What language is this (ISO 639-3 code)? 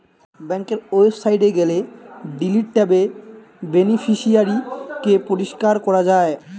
ben